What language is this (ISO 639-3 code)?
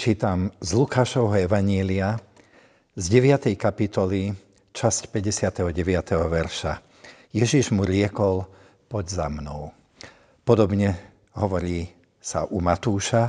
slk